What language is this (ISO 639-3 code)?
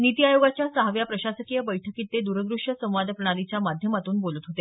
mar